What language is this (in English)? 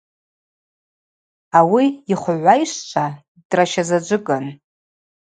Abaza